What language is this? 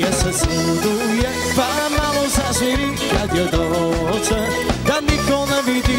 Bulgarian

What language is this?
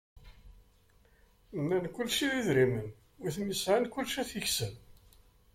Kabyle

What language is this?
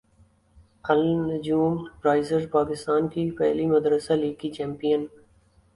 Urdu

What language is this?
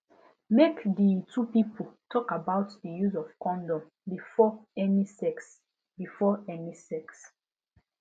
Nigerian Pidgin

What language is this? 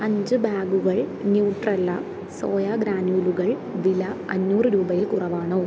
Malayalam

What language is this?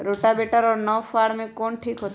Magahi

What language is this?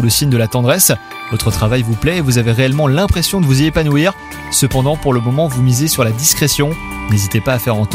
French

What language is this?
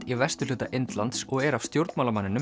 Icelandic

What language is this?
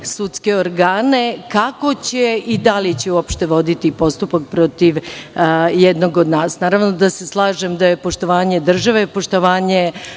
Serbian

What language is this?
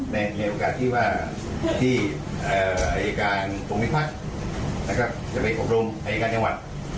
Thai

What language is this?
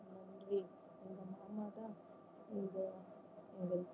Tamil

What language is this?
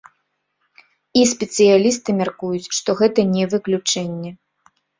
Belarusian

